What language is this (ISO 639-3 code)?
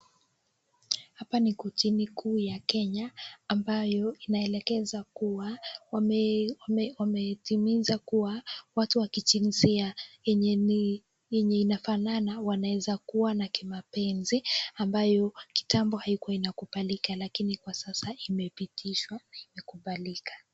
swa